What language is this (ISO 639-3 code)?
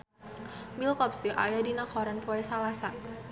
sun